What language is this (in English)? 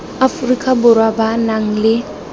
Tswana